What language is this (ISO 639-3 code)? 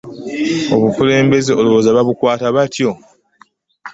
lug